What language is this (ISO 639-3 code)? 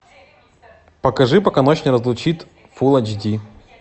rus